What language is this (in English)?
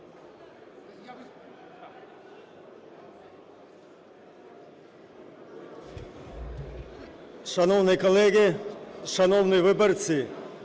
Ukrainian